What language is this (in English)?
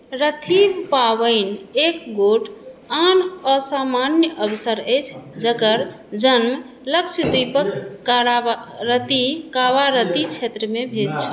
Maithili